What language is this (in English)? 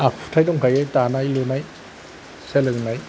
Bodo